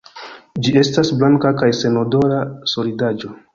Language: Esperanto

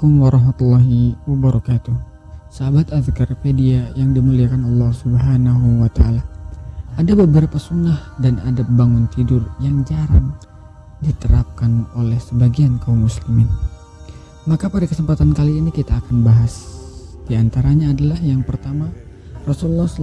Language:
Indonesian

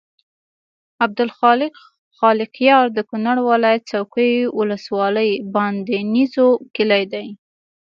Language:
Pashto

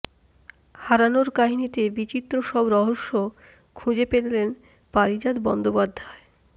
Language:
Bangla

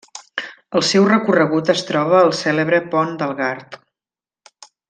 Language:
Catalan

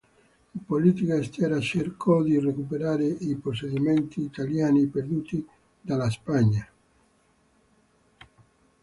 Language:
Italian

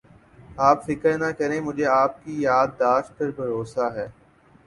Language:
Urdu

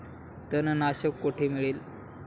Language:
Marathi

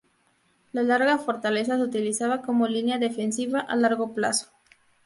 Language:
Spanish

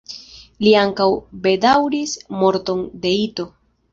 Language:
Esperanto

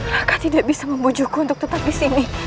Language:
Indonesian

